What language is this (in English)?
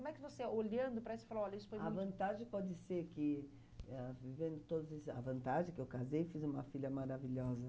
Portuguese